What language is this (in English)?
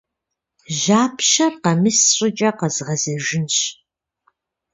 Kabardian